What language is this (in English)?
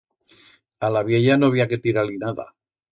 Aragonese